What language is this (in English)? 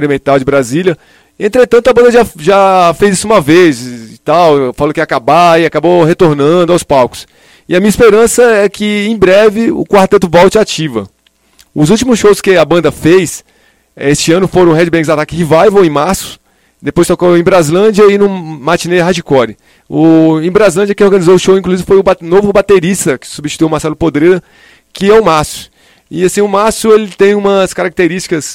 Portuguese